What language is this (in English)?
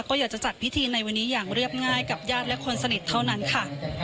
Thai